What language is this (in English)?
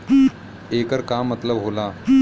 Bhojpuri